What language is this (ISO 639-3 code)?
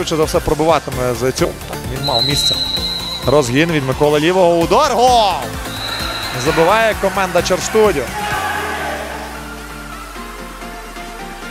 ukr